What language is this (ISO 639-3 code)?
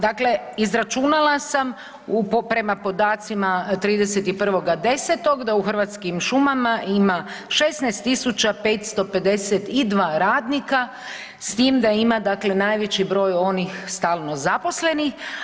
hrv